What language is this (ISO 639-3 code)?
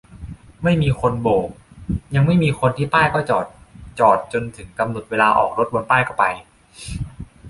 tha